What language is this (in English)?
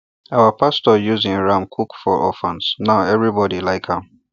Nigerian Pidgin